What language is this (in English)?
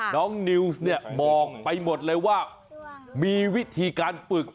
Thai